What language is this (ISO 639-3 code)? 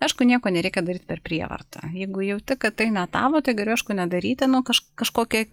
lit